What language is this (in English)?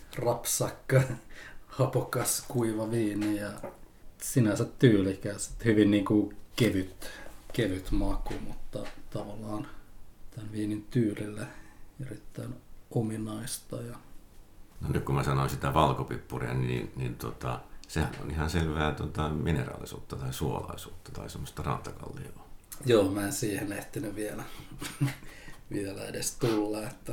Finnish